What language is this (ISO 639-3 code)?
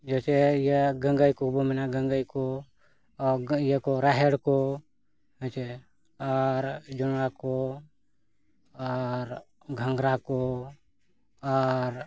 sat